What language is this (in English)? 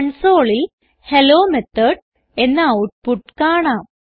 Malayalam